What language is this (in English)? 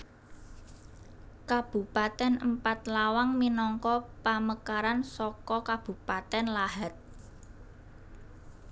Javanese